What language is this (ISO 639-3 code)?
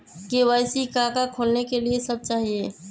mag